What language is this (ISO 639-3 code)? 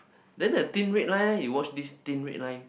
eng